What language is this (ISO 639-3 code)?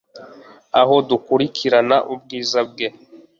kin